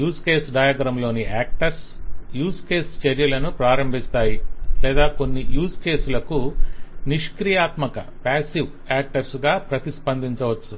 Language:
Telugu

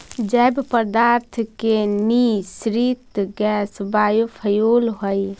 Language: Magahi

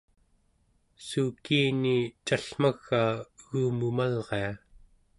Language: Central Yupik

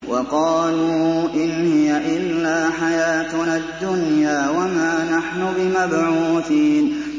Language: Arabic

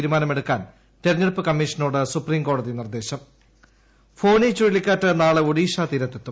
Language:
Malayalam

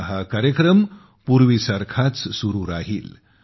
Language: Marathi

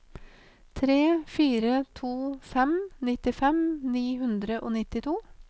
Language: Norwegian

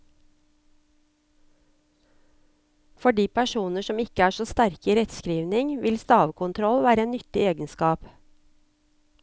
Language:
Norwegian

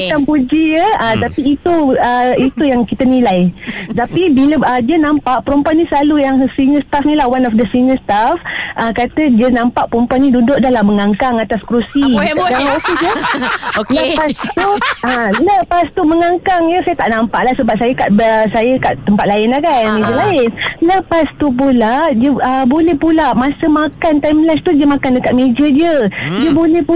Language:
Malay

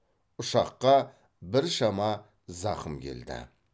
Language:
Kazakh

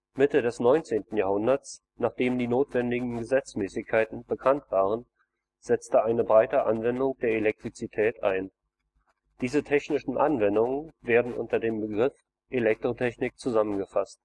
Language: German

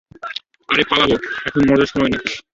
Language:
Bangla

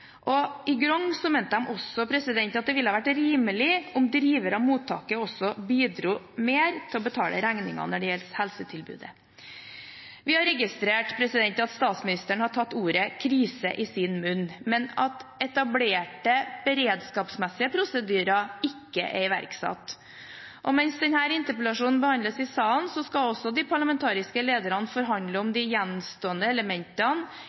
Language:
Norwegian Bokmål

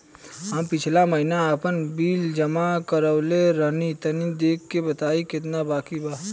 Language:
Bhojpuri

